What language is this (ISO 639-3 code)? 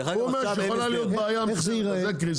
heb